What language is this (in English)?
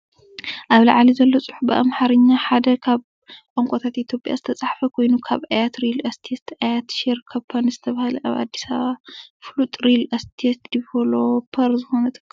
Tigrinya